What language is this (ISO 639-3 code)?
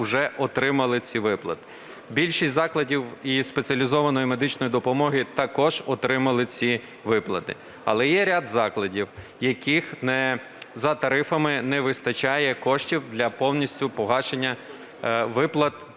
ukr